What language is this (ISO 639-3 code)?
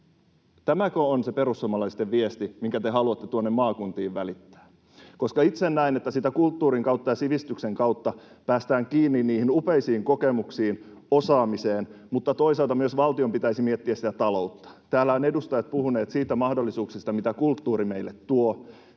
fin